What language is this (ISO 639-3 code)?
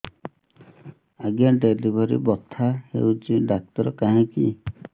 ori